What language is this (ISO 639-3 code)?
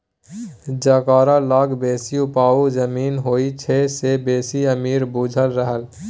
mai